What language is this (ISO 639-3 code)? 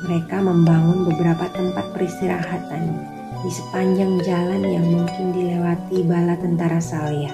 ind